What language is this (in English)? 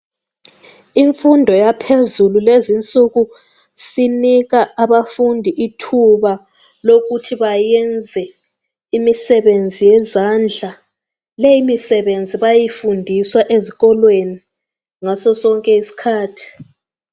North Ndebele